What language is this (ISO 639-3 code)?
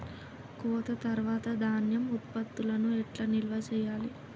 tel